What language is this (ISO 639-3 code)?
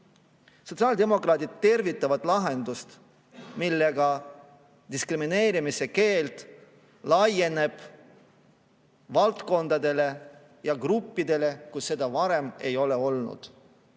est